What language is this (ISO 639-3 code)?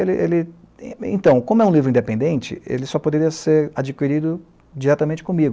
por